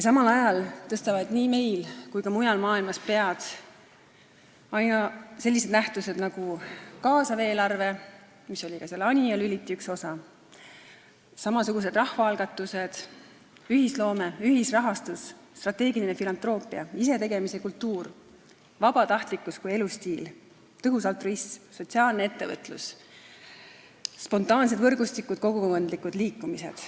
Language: Estonian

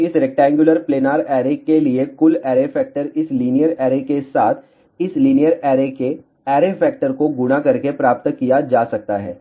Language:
Hindi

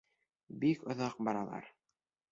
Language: Bashkir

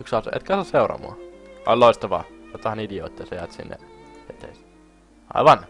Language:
Finnish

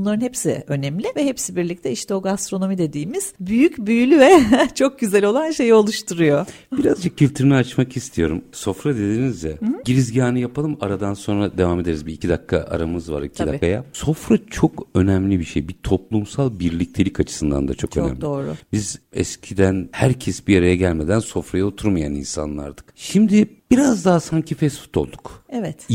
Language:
Turkish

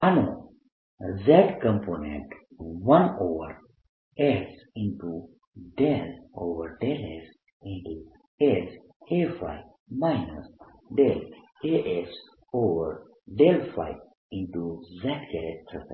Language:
Gujarati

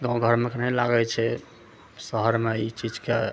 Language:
Maithili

